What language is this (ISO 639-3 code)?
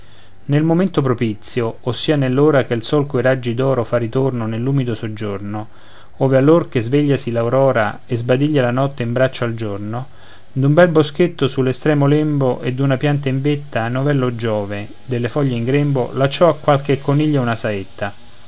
ita